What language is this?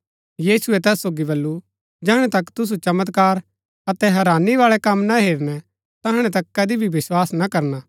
Gaddi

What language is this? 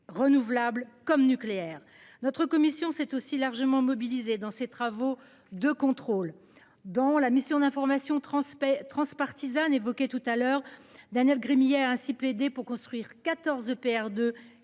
French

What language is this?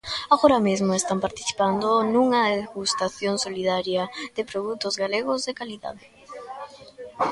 Galician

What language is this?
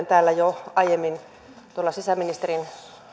Finnish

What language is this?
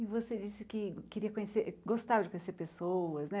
Portuguese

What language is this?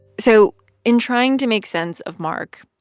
English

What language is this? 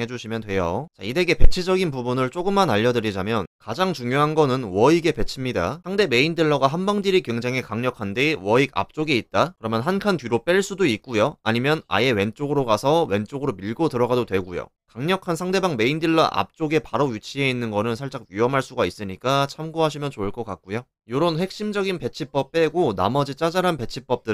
Korean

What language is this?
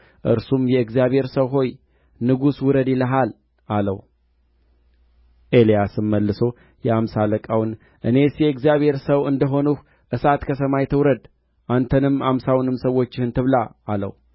Amharic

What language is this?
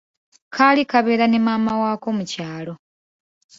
Ganda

